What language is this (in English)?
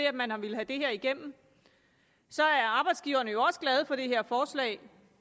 Danish